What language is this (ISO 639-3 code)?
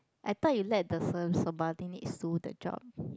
eng